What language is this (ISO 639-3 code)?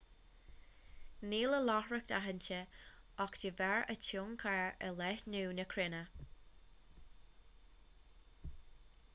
gle